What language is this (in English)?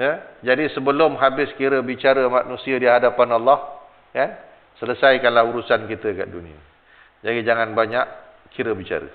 Malay